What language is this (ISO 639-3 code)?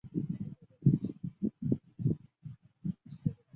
zho